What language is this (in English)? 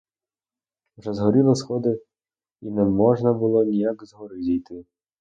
Ukrainian